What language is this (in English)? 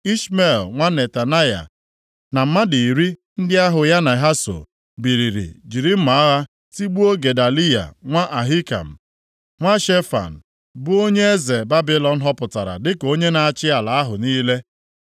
Igbo